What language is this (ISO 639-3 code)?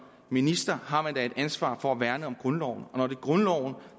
dan